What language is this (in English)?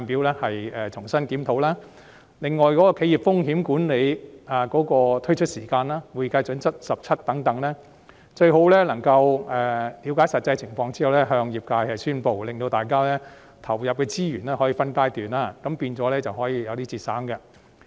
Cantonese